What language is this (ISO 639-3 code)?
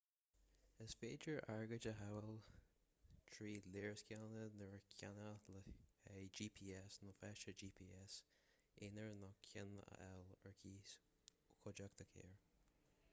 gle